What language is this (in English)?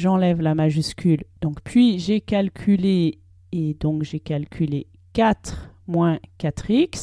French